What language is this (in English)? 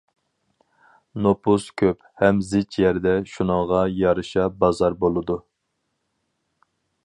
Uyghur